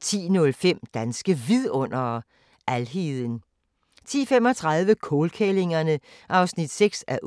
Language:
Danish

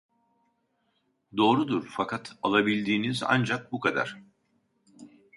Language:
Turkish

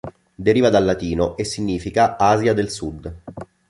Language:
Italian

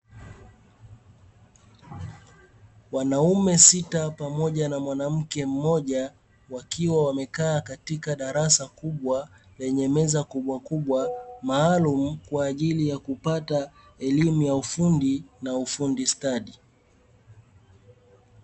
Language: Swahili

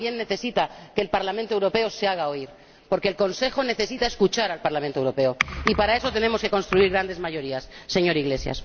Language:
Spanish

